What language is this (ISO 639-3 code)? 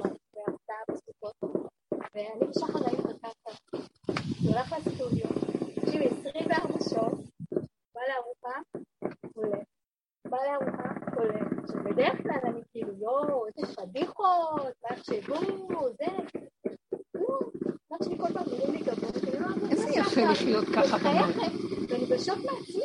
heb